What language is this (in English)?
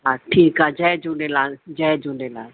Sindhi